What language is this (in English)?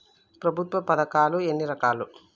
Telugu